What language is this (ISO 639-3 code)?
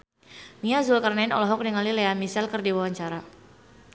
sun